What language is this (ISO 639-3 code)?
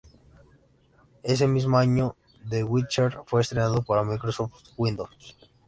spa